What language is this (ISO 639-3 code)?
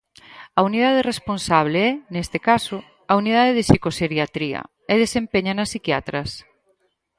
glg